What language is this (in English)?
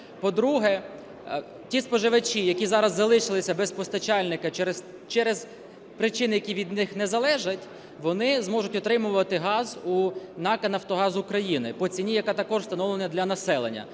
Ukrainian